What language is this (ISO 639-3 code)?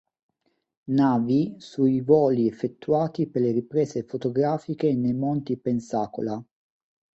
ita